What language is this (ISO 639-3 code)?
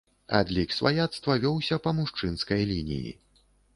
bel